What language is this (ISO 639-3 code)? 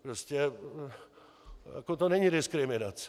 ces